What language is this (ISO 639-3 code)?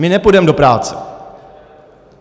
ces